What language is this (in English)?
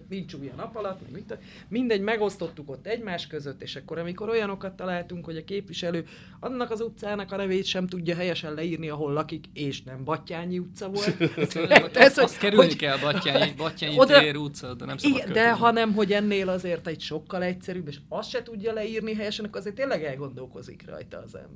Hungarian